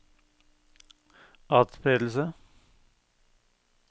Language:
Norwegian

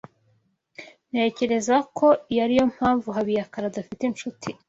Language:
Kinyarwanda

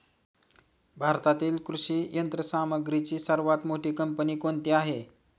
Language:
Marathi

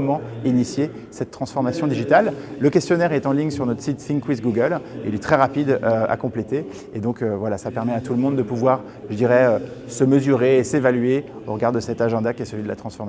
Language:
French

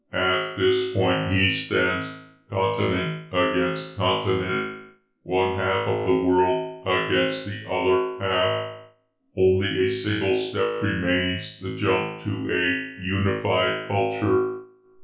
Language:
English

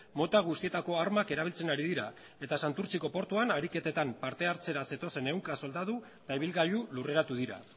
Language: Basque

